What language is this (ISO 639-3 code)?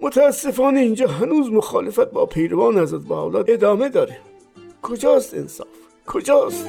fas